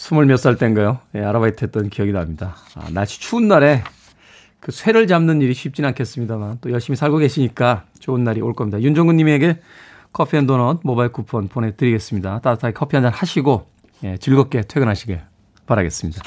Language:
Korean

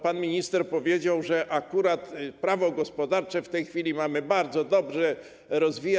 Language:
Polish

